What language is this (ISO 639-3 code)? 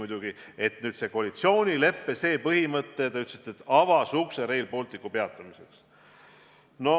est